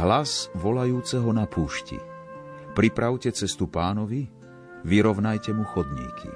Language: Slovak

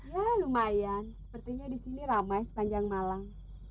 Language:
Indonesian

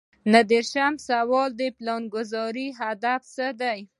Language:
Pashto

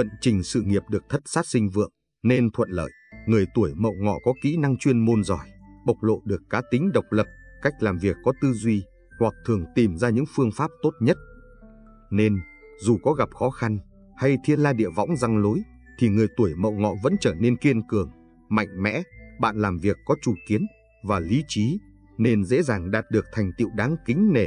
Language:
Vietnamese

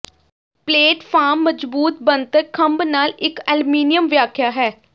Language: Punjabi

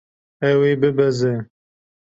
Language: Kurdish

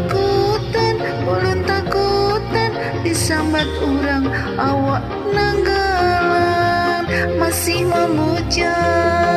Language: Indonesian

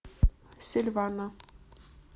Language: Russian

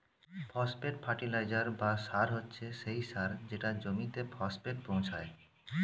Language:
Bangla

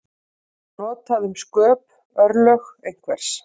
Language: Icelandic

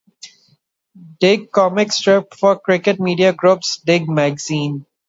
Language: English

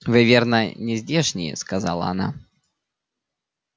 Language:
Russian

